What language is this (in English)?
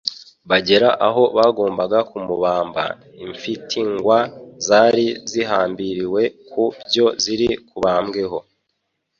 Kinyarwanda